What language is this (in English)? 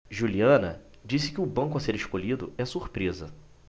Portuguese